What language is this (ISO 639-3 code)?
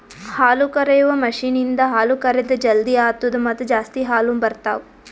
kan